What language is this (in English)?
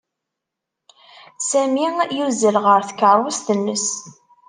Kabyle